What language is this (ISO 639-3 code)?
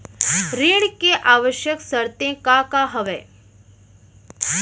hne